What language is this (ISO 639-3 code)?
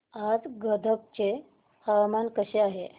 mar